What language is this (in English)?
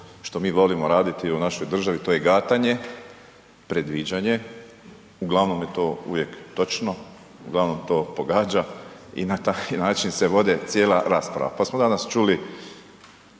Croatian